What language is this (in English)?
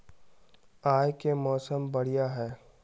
Magahi